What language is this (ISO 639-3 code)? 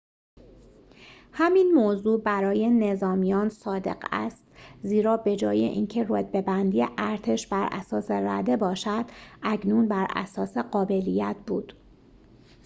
fas